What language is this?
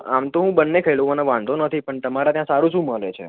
Gujarati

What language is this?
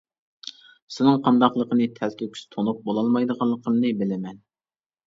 Uyghur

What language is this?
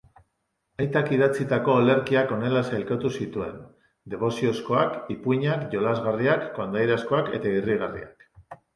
Basque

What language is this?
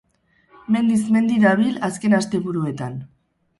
Basque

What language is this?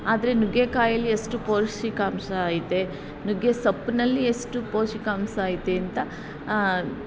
Kannada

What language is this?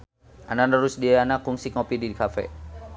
Sundanese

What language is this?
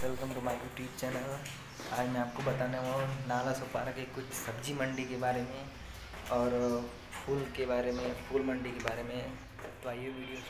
Hindi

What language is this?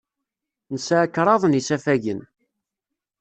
Kabyle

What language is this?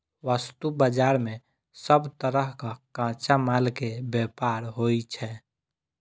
Maithili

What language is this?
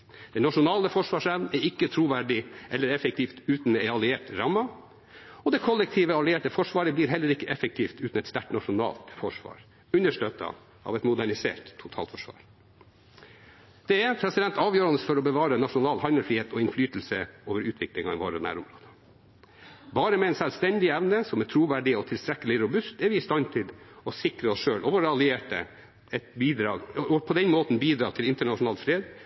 Norwegian Bokmål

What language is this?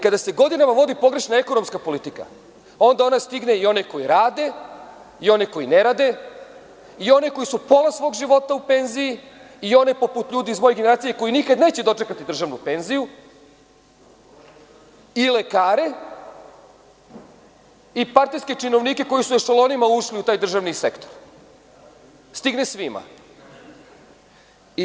Serbian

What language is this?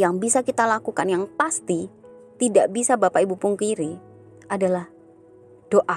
Indonesian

